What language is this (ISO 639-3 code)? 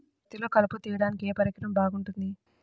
tel